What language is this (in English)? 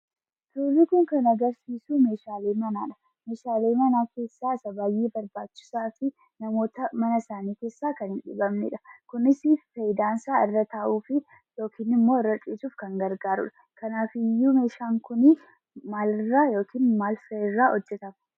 Oromo